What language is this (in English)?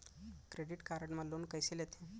Chhattisgarhi